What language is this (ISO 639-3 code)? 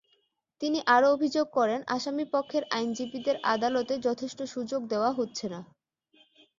ben